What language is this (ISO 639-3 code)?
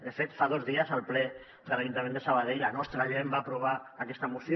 cat